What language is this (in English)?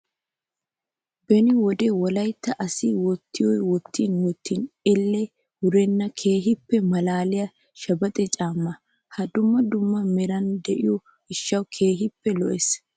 Wolaytta